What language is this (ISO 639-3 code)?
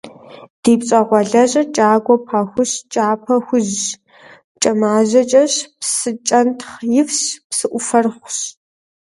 kbd